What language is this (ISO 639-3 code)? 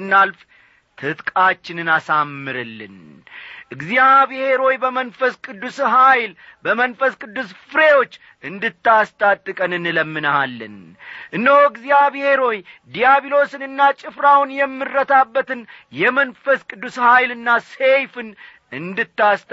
amh